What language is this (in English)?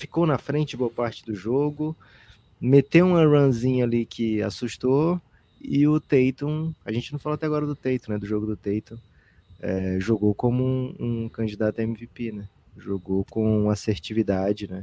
Portuguese